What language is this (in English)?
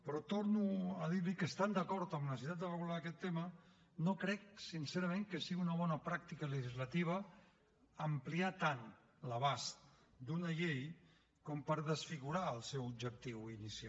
Catalan